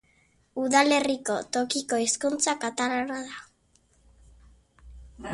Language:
Basque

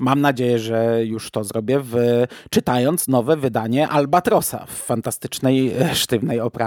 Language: Polish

